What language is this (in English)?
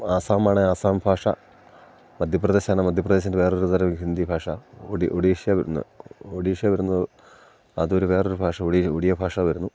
Malayalam